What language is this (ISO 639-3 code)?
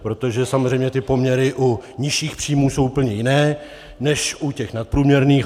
ces